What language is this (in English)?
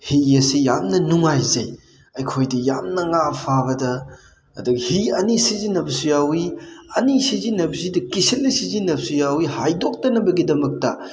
Manipuri